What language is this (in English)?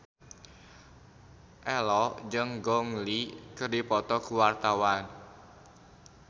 Sundanese